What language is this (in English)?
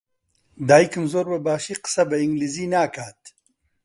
Central Kurdish